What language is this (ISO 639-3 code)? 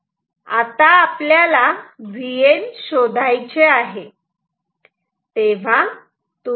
mar